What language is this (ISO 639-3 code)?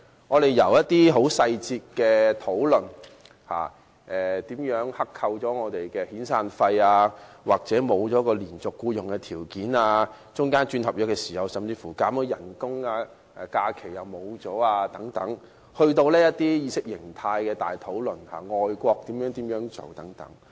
yue